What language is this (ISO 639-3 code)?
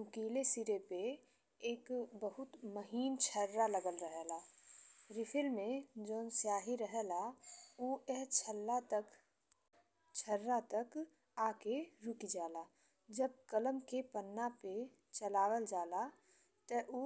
bho